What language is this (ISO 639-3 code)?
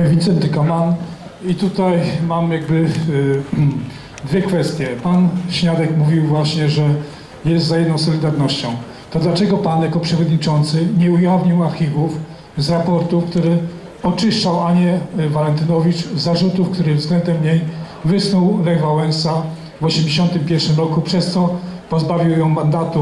pol